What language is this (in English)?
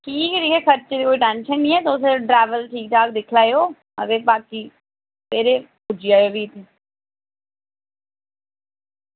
Dogri